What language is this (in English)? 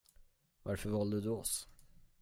Swedish